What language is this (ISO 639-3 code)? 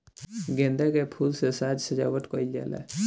bho